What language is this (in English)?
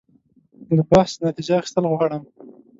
Pashto